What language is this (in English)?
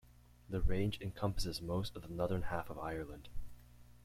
English